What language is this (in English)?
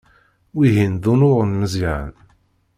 Kabyle